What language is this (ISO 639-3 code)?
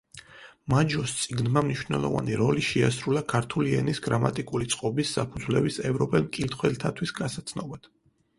kat